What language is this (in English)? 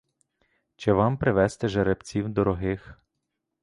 Ukrainian